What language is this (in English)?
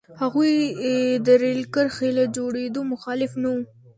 Pashto